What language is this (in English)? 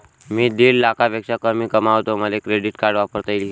Marathi